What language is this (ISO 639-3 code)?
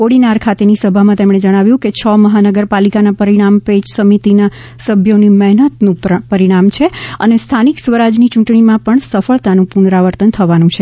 guj